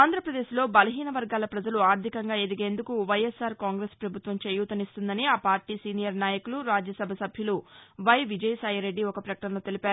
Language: Telugu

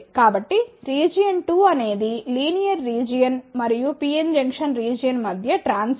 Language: Telugu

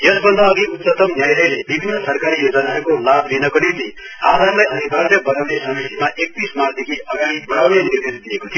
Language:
Nepali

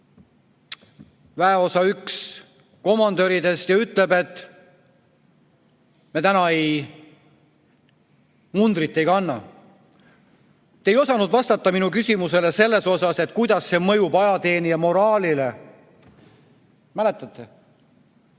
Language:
Estonian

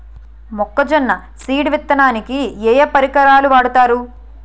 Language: Telugu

